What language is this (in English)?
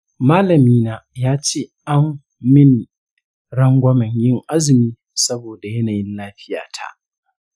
Hausa